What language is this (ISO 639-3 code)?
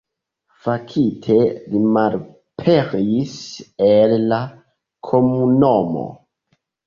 epo